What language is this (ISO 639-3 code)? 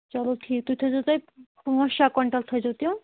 kas